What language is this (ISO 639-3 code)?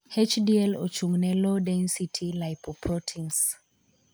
luo